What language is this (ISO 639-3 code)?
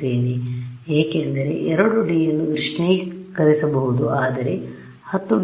kan